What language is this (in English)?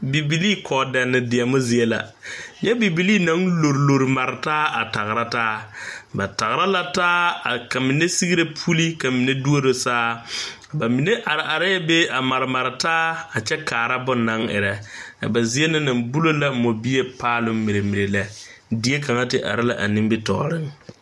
Southern Dagaare